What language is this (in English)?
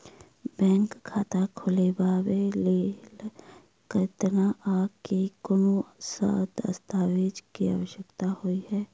Maithili